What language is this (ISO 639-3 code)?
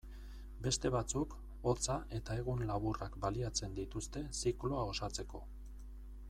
eus